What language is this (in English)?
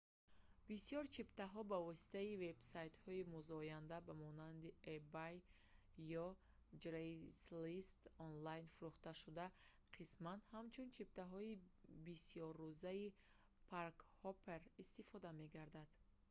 Tajik